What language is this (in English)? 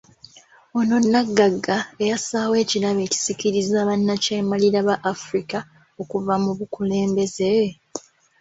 Ganda